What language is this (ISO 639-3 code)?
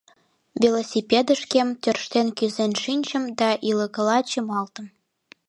chm